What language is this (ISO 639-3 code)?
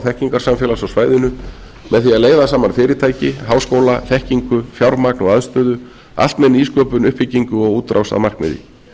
isl